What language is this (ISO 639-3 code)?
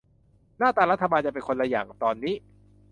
tha